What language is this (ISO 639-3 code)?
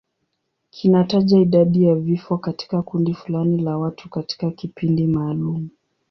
swa